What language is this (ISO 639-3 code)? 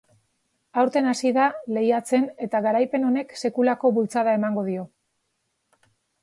eus